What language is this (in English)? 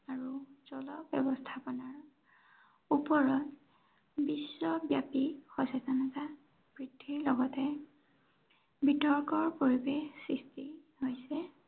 Assamese